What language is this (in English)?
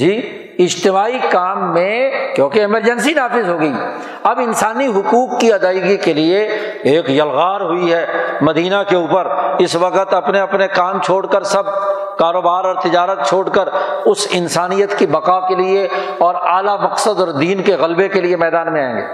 Urdu